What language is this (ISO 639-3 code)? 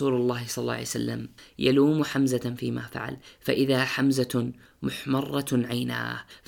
ara